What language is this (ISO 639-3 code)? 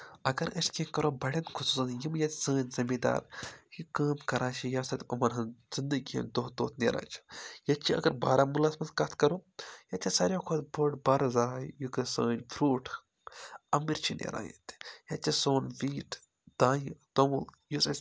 kas